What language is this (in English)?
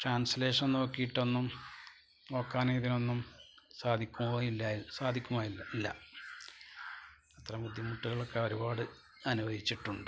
Malayalam